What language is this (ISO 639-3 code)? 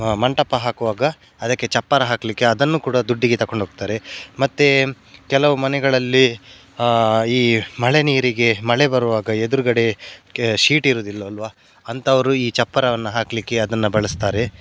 kan